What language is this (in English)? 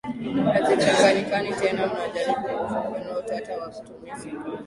Swahili